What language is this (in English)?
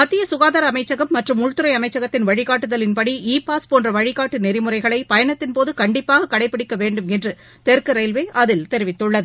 Tamil